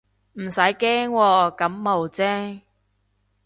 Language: Cantonese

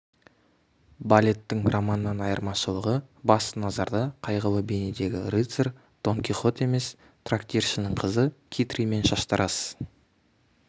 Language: Kazakh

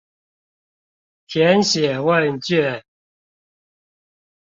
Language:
Chinese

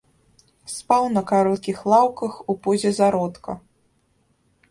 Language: Belarusian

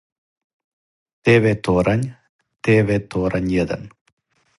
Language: Serbian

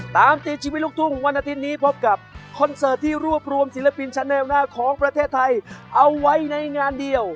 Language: Thai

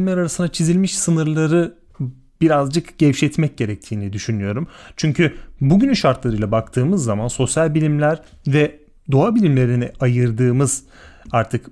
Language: Turkish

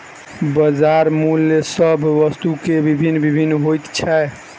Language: Maithili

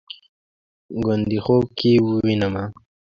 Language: Pashto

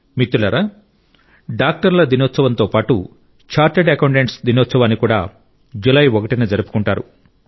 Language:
Telugu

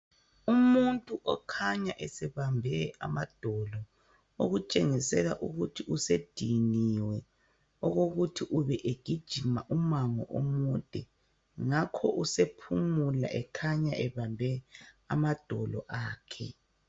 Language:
North Ndebele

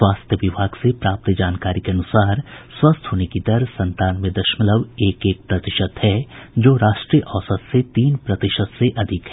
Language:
Hindi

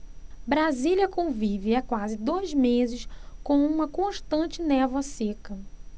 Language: Portuguese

